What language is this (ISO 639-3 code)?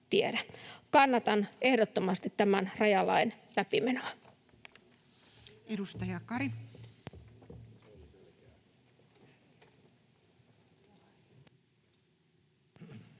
fin